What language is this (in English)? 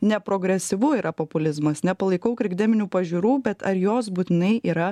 Lithuanian